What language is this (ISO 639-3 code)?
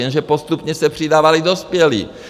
ces